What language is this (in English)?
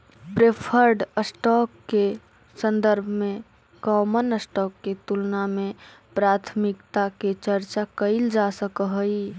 Magahi